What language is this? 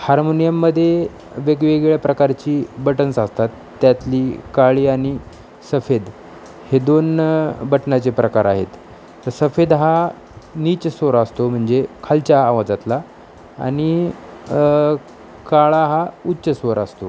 Marathi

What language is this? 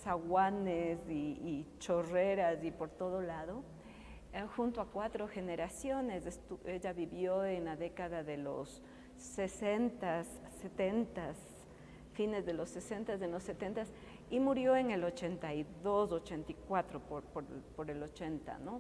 Spanish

